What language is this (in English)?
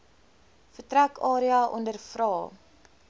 Afrikaans